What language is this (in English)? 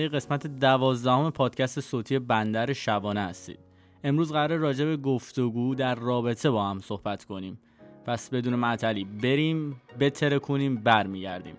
Persian